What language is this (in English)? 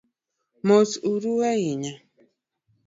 Luo (Kenya and Tanzania)